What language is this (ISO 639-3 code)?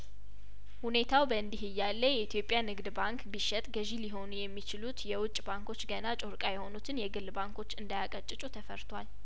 amh